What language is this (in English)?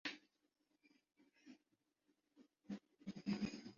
Urdu